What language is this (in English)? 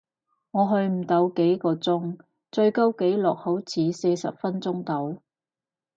Cantonese